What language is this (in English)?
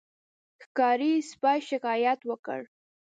Pashto